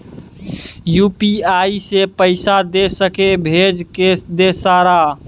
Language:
Maithili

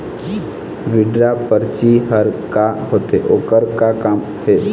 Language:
Chhattisgarhi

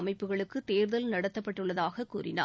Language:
Tamil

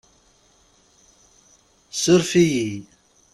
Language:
Kabyle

